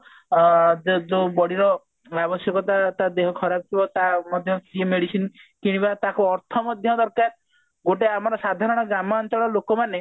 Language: Odia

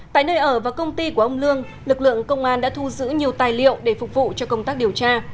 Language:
Vietnamese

